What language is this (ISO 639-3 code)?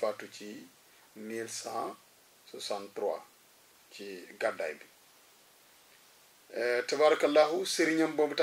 ara